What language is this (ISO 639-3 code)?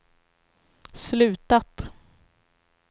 swe